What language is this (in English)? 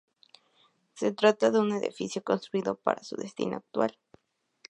Spanish